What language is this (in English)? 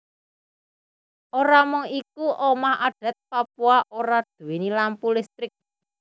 Javanese